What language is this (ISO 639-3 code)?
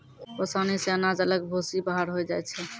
mai